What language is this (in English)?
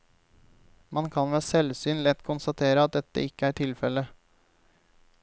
Norwegian